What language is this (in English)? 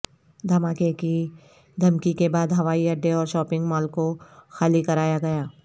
Urdu